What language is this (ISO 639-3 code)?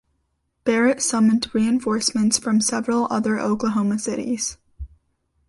eng